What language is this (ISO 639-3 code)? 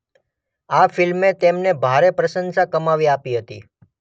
guj